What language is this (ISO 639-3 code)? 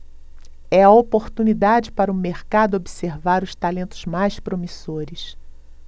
por